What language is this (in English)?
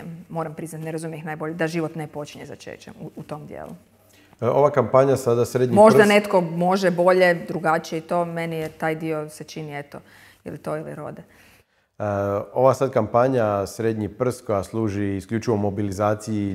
Croatian